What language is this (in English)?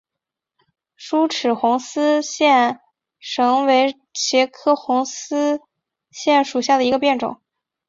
Chinese